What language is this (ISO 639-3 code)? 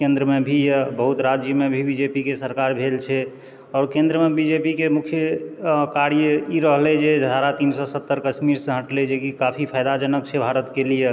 mai